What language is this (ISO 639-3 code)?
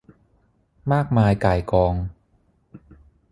tha